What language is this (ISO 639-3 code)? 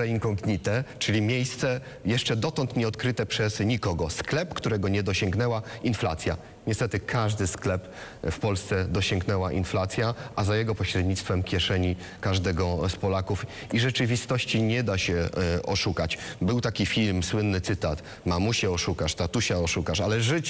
pol